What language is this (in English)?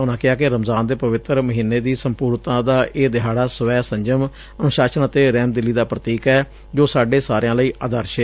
Punjabi